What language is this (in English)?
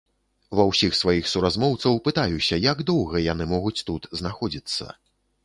Belarusian